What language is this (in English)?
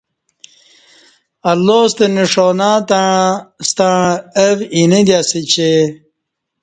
Kati